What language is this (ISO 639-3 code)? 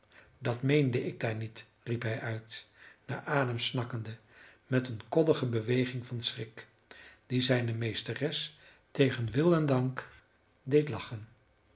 nld